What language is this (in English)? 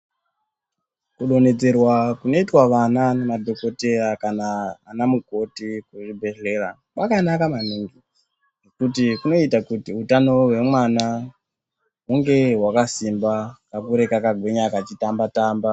Ndau